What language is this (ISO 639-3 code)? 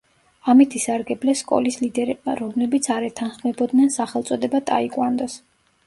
kat